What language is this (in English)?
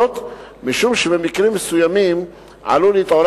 Hebrew